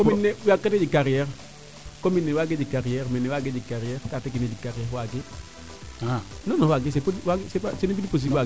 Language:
Serer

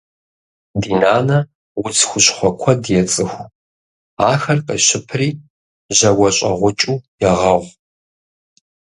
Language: Kabardian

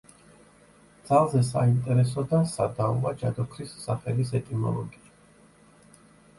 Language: Georgian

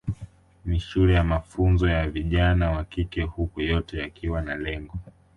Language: Swahili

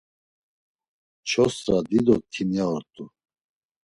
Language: Laz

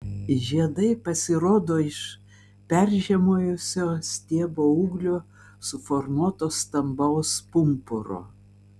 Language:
Lithuanian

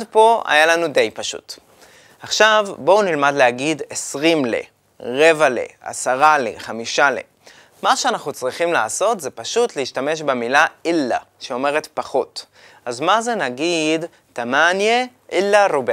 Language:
Hebrew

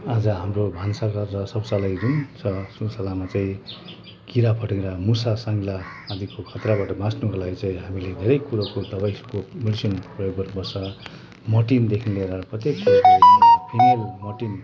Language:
Nepali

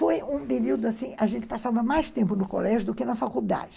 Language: Portuguese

